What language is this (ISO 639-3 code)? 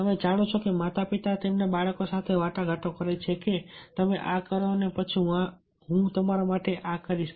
guj